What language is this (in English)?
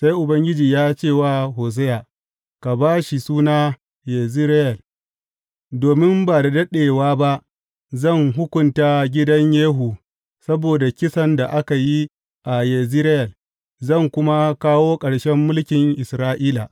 Hausa